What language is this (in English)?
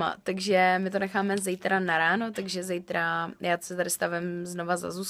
Czech